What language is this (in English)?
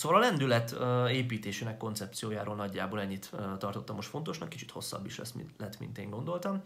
Hungarian